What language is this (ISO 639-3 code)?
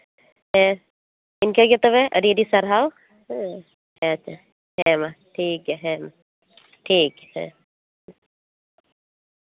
sat